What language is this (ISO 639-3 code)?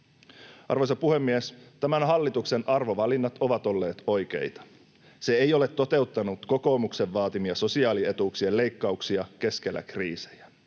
fin